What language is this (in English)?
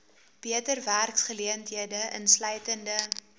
Afrikaans